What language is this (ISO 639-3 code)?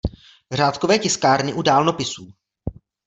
ces